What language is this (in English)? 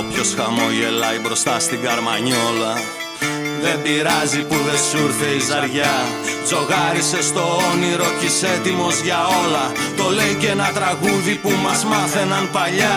Greek